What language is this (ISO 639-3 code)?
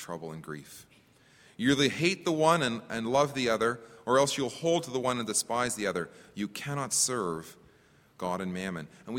eng